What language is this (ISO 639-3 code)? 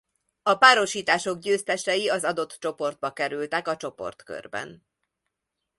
hun